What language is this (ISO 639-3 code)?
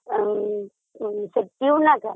ori